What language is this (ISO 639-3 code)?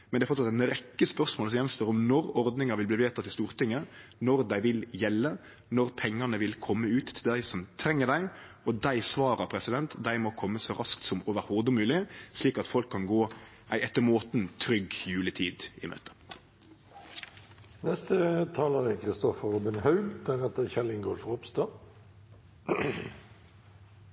nno